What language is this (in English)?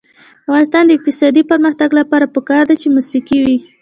Pashto